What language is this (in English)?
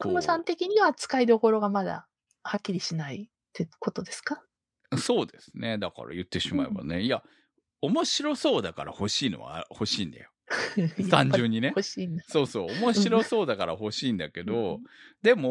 Japanese